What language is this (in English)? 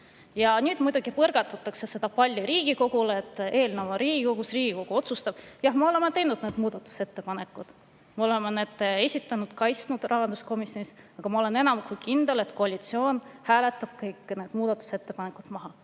Estonian